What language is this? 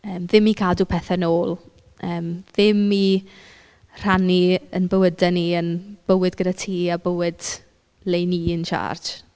Welsh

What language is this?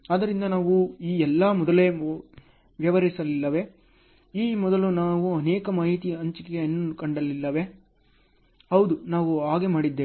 Kannada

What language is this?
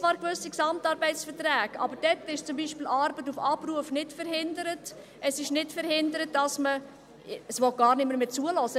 Swiss German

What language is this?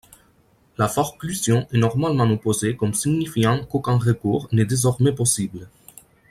French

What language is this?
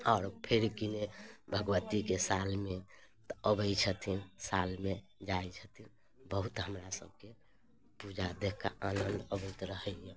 Maithili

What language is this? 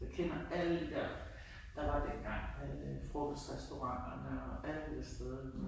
Danish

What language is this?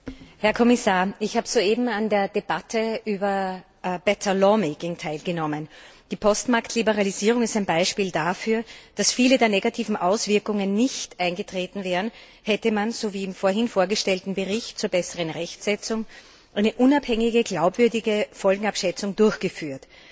German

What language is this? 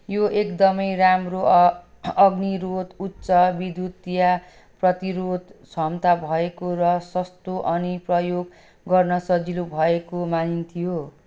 Nepali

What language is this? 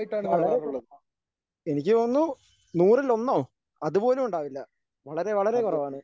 Malayalam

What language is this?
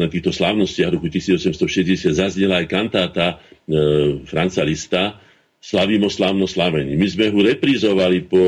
Slovak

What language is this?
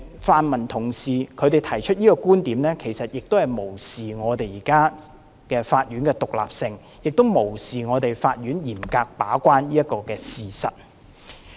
Cantonese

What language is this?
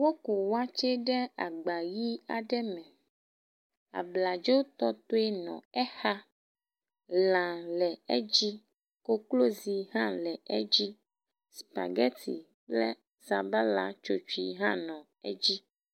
Ewe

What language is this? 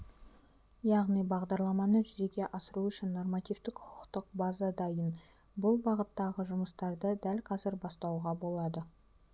Kazakh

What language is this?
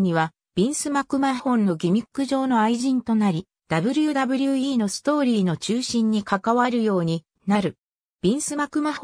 Japanese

